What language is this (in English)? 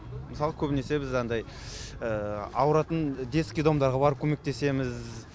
Kazakh